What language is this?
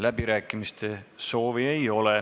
Estonian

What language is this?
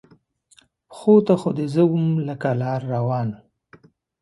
Pashto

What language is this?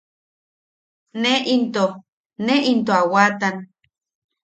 Yaqui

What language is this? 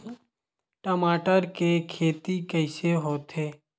Chhattisgarhi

